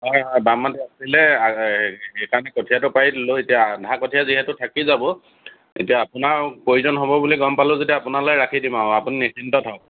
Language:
Assamese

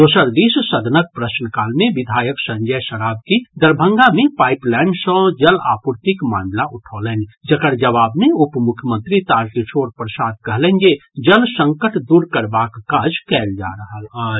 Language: Maithili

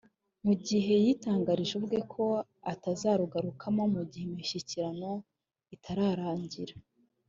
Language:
Kinyarwanda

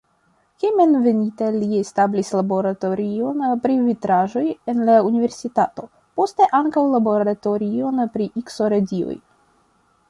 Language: Esperanto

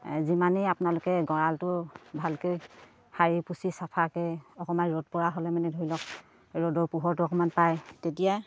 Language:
Assamese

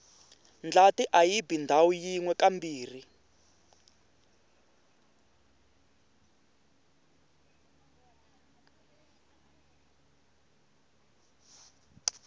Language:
Tsonga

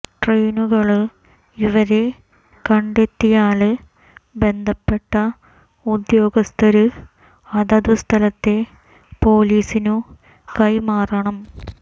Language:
Malayalam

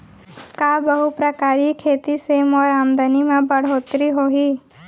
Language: Chhattisgarhi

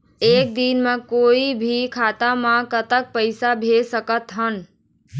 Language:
Chhattisgarhi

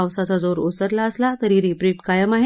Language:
Marathi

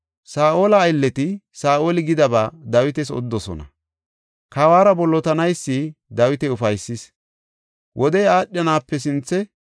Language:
Gofa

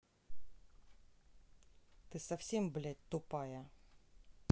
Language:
Russian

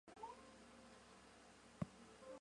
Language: Chinese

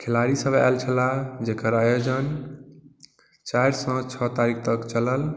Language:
Maithili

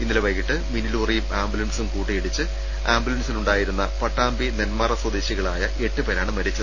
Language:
Malayalam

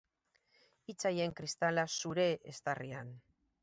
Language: Basque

